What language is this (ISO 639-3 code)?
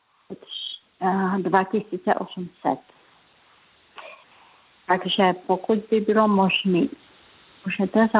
ces